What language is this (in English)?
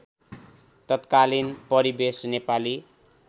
Nepali